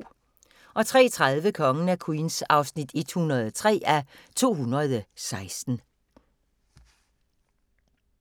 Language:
Danish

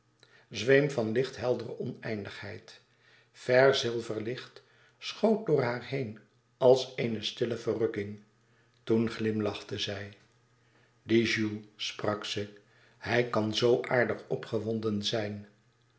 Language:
Dutch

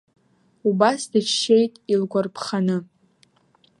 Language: Abkhazian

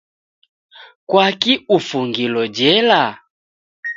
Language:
Taita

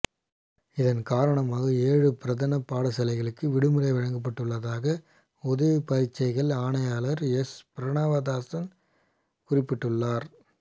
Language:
Tamil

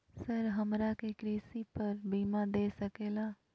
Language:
Magahi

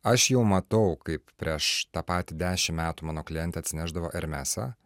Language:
Lithuanian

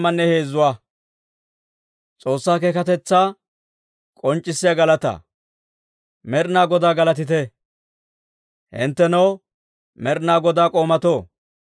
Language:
Dawro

